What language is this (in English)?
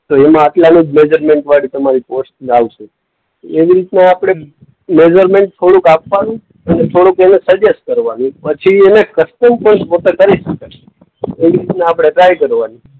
Gujarati